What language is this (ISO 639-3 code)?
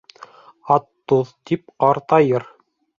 bak